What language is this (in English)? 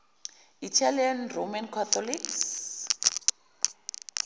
Zulu